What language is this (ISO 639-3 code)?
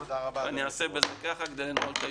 heb